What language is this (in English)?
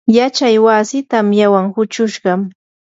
Yanahuanca Pasco Quechua